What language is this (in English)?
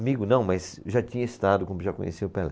Portuguese